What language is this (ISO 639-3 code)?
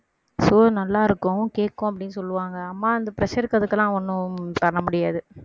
tam